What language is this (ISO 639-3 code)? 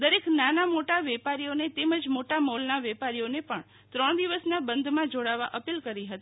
guj